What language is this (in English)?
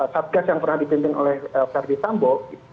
Indonesian